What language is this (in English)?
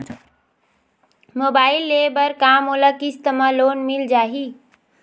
Chhattisgarhi